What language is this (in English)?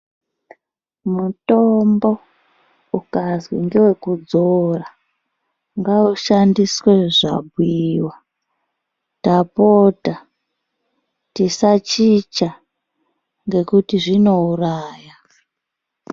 Ndau